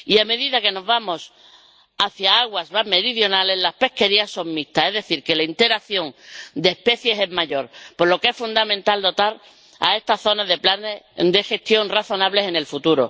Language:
Spanish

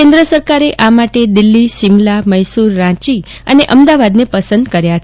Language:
Gujarati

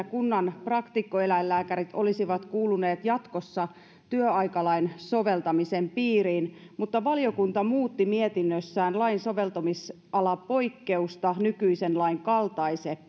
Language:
Finnish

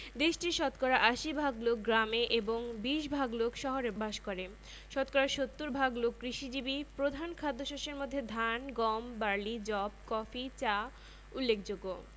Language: Bangla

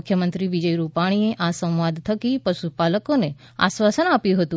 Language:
Gujarati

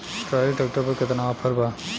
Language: Bhojpuri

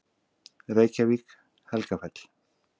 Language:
Icelandic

